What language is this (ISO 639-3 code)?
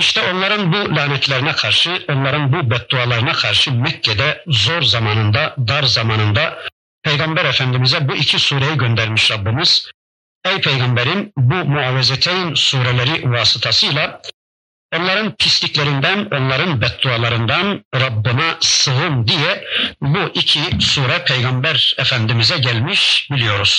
tur